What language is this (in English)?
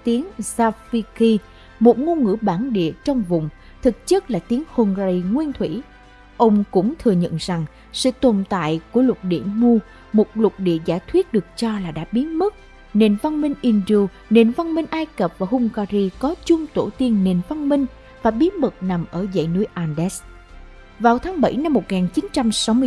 Vietnamese